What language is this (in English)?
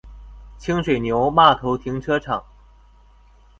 Chinese